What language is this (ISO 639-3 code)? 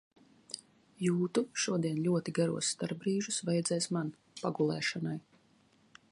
lav